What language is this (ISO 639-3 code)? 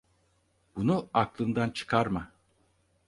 tur